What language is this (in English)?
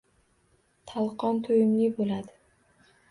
Uzbek